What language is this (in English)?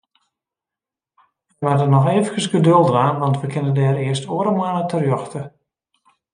Western Frisian